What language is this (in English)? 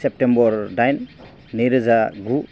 Bodo